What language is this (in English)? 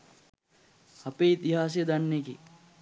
Sinhala